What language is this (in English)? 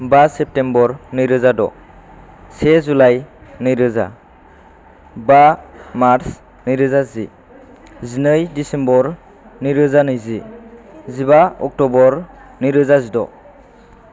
Bodo